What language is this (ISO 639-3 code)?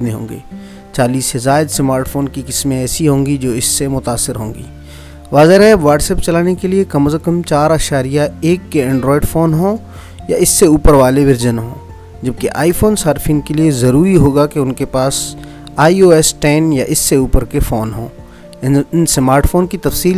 urd